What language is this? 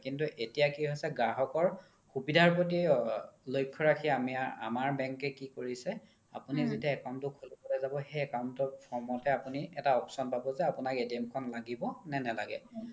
Assamese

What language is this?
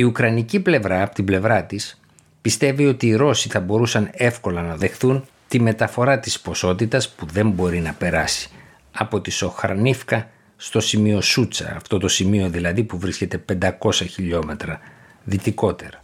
Greek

